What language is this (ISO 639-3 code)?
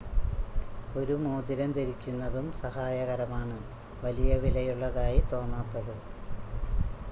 mal